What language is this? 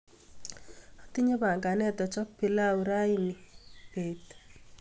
Kalenjin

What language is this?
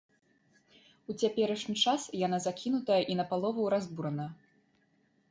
Belarusian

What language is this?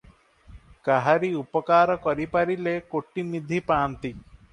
Odia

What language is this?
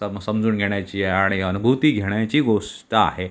Marathi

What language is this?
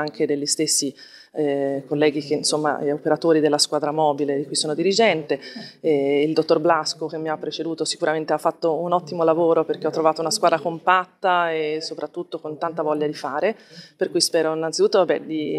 Italian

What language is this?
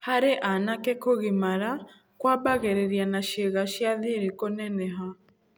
Kikuyu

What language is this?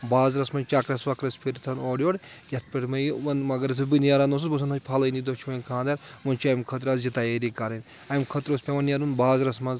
Kashmiri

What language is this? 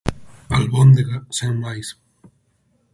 Galician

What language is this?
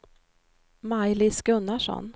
Swedish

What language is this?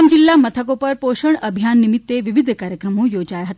Gujarati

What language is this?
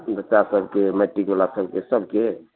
Maithili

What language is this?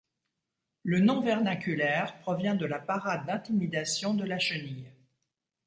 French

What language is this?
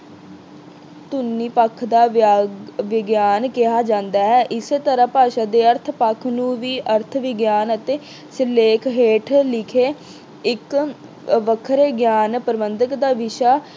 Punjabi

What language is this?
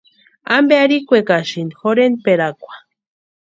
Western Highland Purepecha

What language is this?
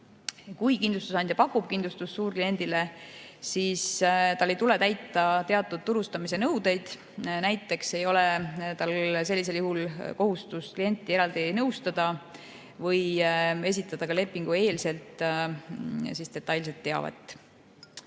Estonian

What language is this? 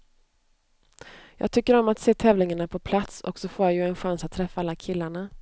Swedish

